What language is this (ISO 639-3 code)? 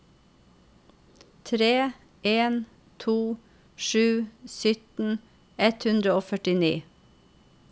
nor